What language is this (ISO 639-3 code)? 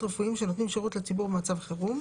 heb